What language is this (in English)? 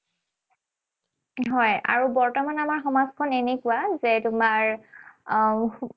Assamese